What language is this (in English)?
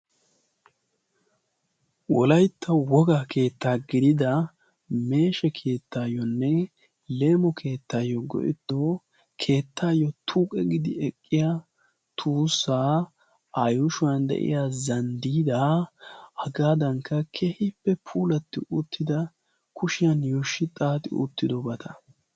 Wolaytta